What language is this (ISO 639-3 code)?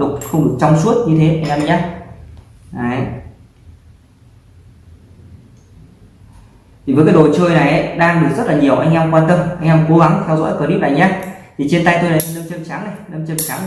vie